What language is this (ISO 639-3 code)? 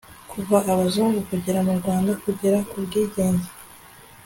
kin